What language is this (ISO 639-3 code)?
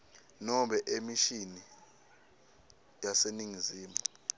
ssw